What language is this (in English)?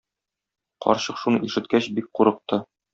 Tatar